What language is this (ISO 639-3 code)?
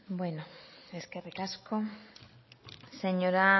eus